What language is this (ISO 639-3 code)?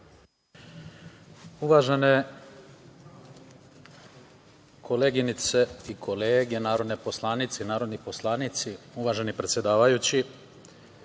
srp